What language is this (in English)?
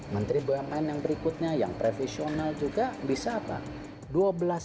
Indonesian